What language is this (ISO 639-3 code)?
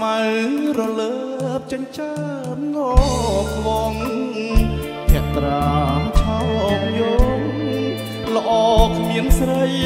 tha